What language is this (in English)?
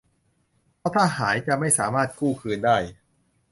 Thai